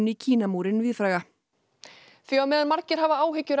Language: Icelandic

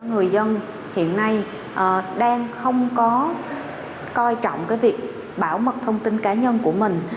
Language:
Vietnamese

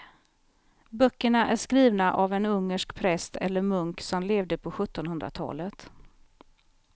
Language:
Swedish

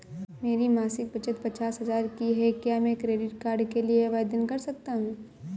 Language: Hindi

